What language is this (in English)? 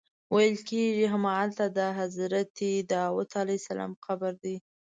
Pashto